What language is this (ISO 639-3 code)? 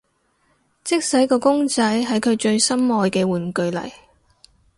yue